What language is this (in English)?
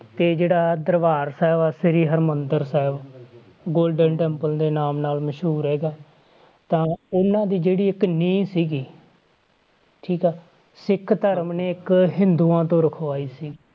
Punjabi